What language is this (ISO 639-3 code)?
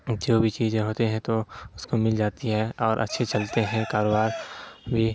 urd